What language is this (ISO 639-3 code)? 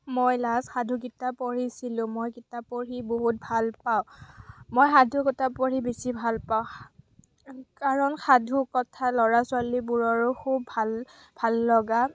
asm